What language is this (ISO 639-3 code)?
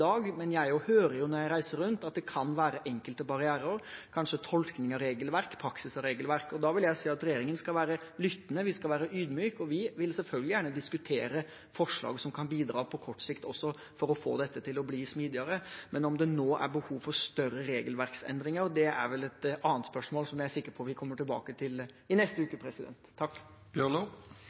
nob